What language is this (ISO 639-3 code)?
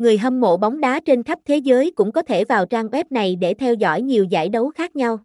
vie